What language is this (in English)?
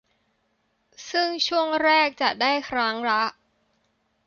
Thai